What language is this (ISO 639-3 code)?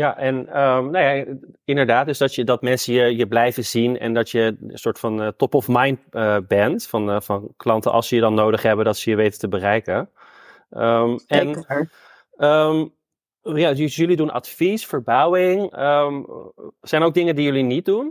nld